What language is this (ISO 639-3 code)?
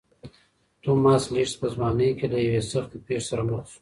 pus